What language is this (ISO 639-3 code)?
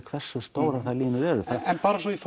isl